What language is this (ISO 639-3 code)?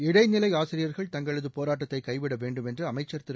tam